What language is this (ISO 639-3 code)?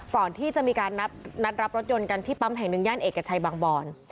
tha